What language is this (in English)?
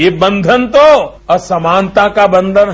Hindi